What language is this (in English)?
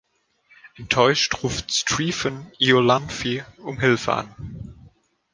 German